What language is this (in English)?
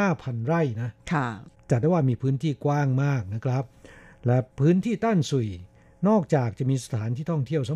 Thai